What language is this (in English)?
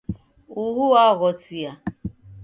Taita